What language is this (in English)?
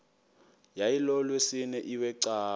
Xhosa